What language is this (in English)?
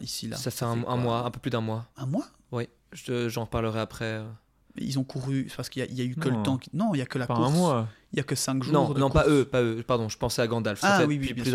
French